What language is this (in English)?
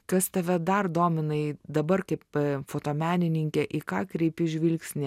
Lithuanian